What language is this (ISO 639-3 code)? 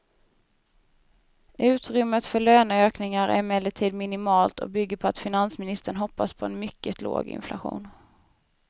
swe